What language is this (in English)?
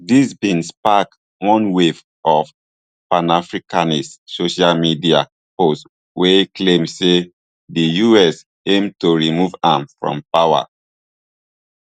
Nigerian Pidgin